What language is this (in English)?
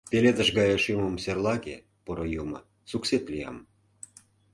Mari